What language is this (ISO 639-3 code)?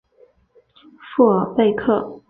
zho